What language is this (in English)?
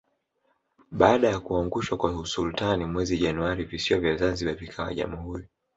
Swahili